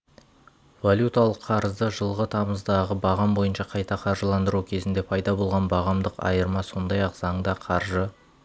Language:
Kazakh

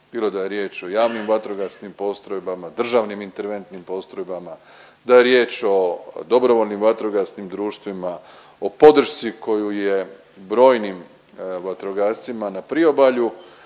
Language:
Croatian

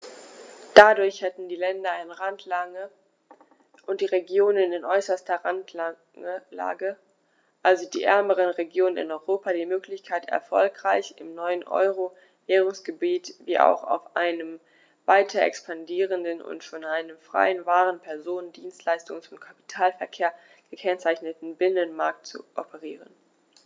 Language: German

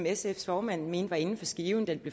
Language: Danish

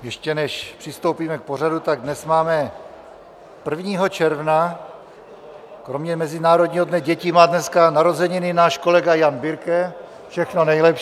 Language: Czech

